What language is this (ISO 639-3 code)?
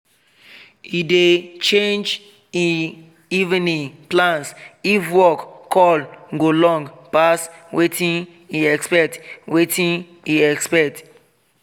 pcm